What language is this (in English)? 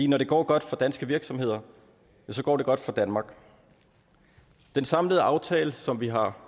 Danish